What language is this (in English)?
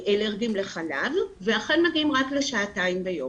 Hebrew